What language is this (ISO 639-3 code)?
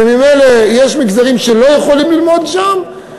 heb